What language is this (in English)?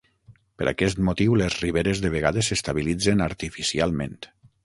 Catalan